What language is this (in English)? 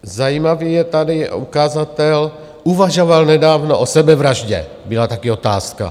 Czech